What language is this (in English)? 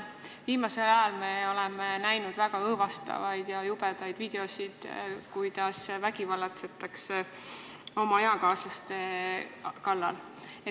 Estonian